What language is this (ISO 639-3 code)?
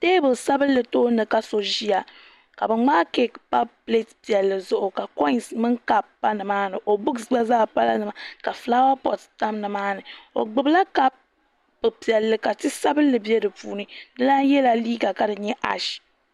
dag